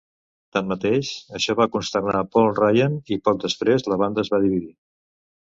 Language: Catalan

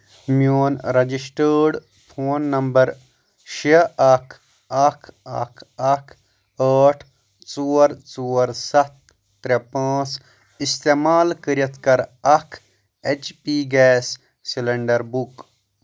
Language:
Kashmiri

